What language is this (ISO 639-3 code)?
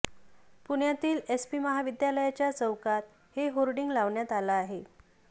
mar